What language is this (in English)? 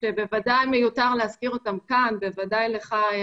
Hebrew